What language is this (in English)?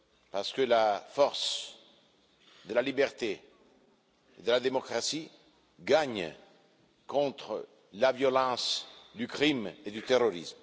French